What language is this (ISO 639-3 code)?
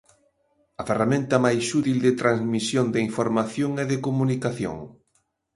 glg